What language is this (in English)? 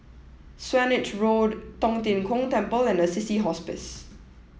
English